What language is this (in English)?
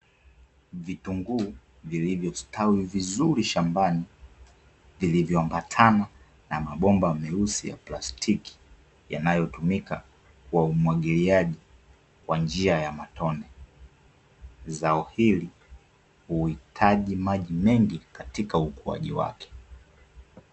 Swahili